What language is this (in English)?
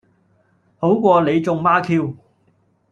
Cantonese